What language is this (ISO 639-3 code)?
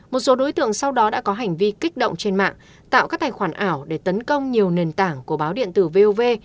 vie